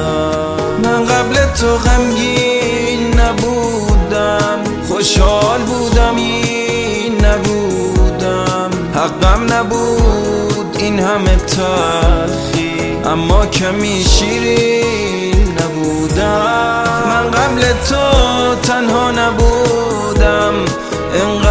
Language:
Persian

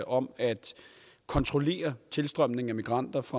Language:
Danish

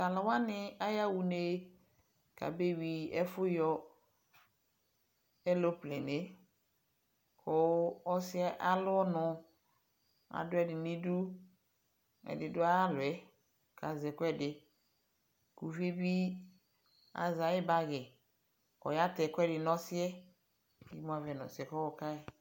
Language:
Ikposo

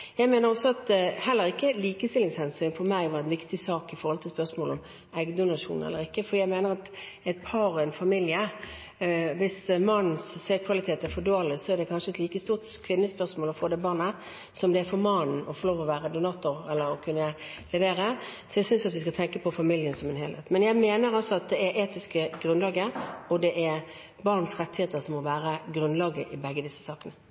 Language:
Norwegian Bokmål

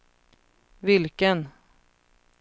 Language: Swedish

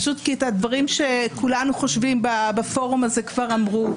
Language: Hebrew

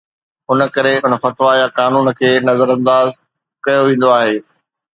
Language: Sindhi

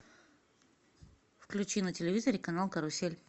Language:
Russian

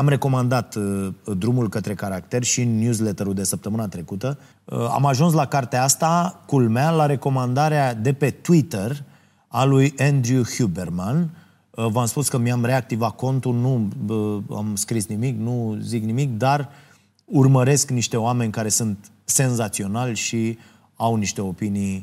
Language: Romanian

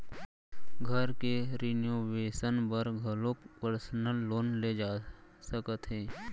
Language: Chhattisgarhi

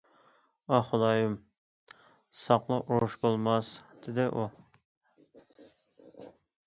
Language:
Uyghur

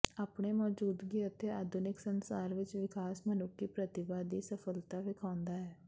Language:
Punjabi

